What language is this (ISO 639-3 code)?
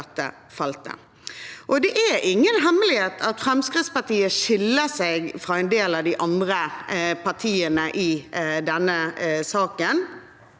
nor